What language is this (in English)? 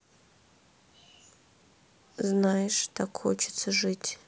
Russian